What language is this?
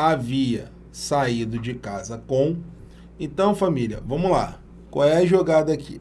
Portuguese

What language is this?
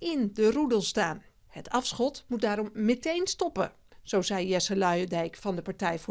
Dutch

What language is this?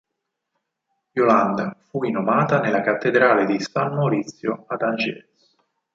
Italian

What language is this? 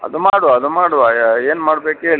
Kannada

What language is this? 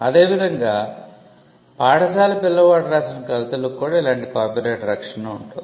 Telugu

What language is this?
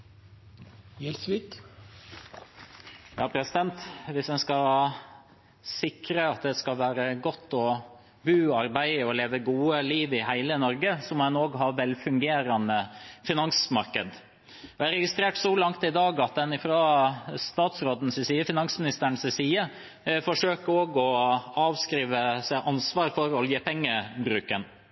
Norwegian Bokmål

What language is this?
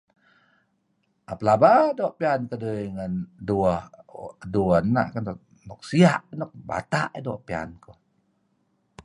Kelabit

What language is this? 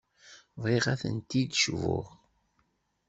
Kabyle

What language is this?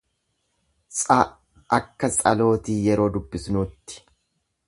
Oromo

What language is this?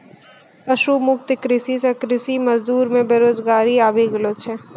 Maithili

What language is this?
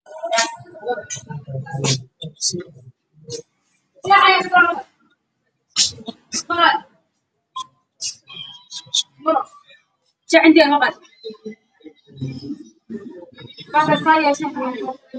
Somali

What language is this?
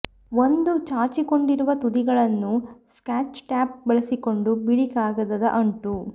Kannada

